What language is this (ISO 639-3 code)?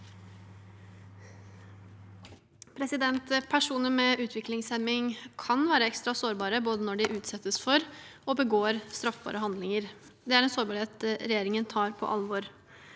nor